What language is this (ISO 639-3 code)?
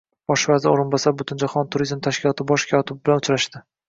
uzb